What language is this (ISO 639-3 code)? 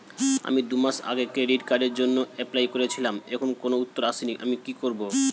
ben